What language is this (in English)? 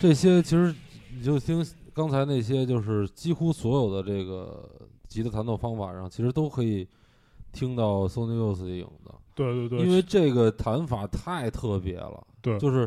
Chinese